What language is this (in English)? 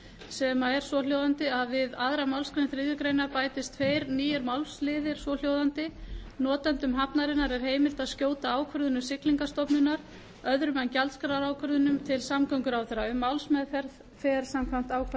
Icelandic